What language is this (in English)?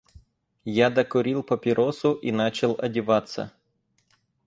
Russian